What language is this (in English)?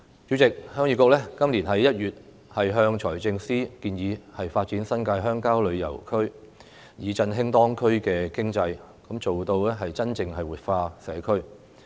Cantonese